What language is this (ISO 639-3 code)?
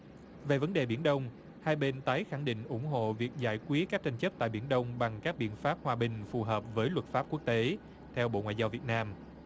vie